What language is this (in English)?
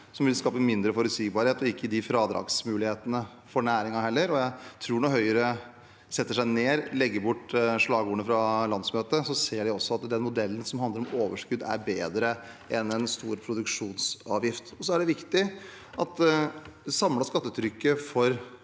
Norwegian